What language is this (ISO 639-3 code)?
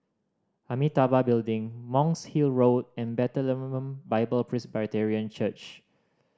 eng